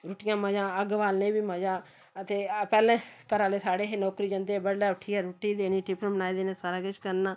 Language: Dogri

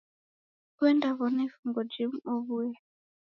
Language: Taita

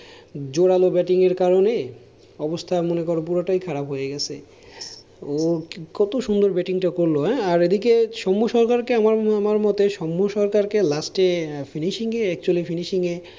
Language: Bangla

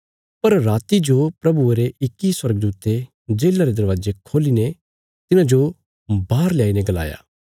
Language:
Bilaspuri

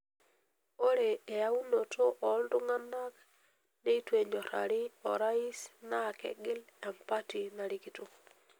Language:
Masai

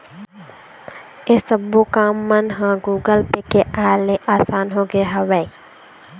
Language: Chhattisgarhi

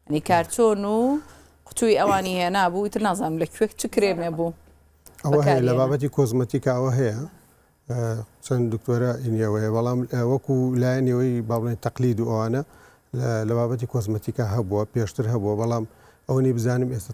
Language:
Arabic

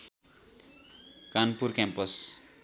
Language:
Nepali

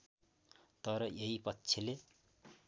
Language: Nepali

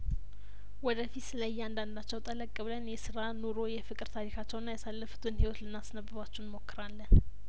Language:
Amharic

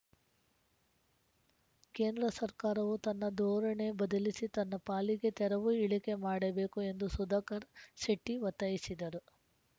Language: Kannada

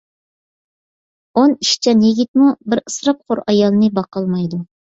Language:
Uyghur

